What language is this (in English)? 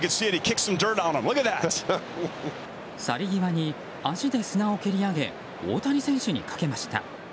Japanese